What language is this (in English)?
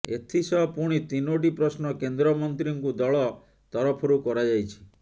Odia